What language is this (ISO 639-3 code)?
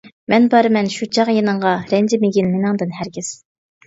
uig